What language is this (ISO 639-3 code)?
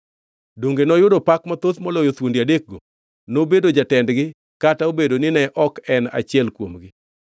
luo